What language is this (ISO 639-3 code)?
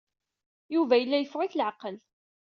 kab